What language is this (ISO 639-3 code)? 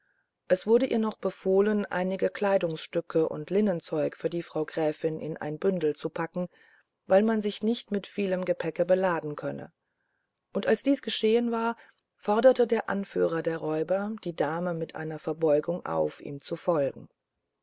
deu